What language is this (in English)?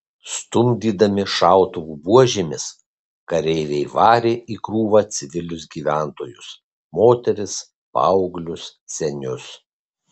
Lithuanian